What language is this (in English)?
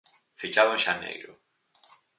Galician